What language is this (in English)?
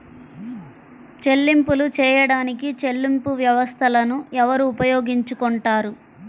Telugu